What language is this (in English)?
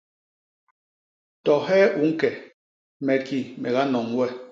Basaa